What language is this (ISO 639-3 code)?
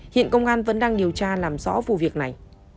vie